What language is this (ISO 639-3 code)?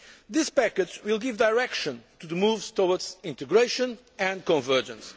eng